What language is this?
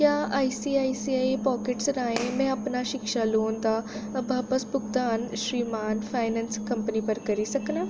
Dogri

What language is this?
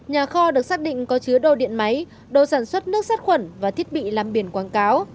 Vietnamese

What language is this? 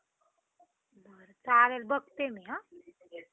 Marathi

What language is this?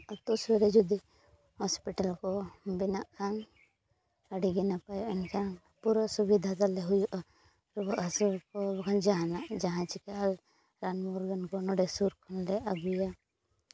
Santali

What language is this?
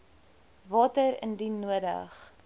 Afrikaans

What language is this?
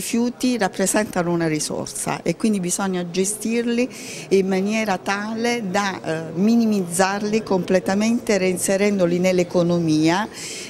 Italian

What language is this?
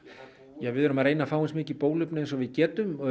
Icelandic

